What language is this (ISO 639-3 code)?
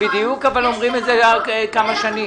heb